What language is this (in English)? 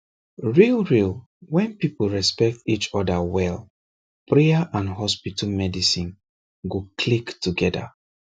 Nigerian Pidgin